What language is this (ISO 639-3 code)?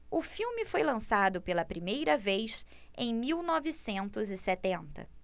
por